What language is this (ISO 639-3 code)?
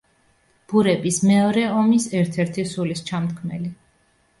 kat